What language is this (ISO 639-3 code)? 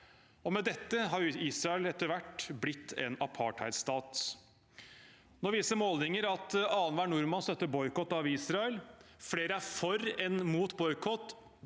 nor